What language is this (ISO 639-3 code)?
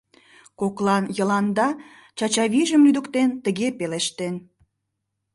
chm